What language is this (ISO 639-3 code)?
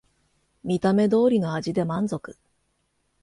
jpn